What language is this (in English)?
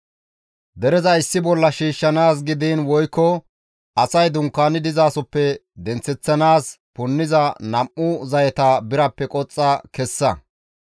Gamo